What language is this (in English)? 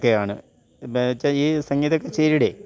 Malayalam